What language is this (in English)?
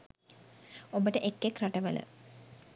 Sinhala